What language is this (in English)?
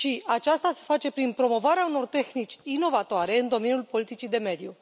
Romanian